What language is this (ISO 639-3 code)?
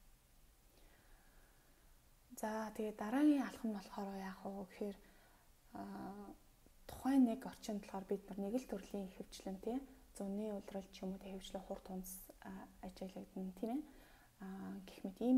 ron